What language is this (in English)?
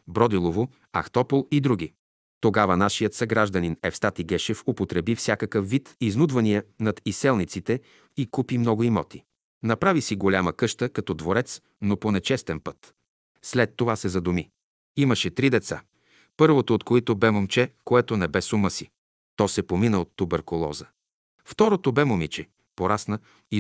Bulgarian